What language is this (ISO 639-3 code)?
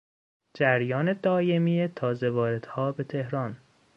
fas